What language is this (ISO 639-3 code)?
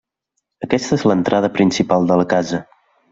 cat